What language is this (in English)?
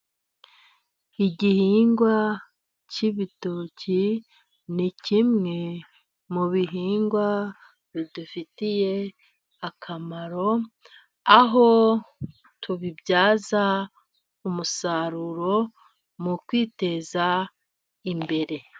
Kinyarwanda